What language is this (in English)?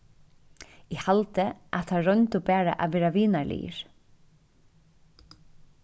Faroese